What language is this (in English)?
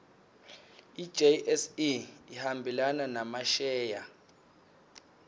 Swati